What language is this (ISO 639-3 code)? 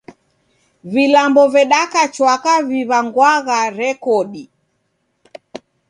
dav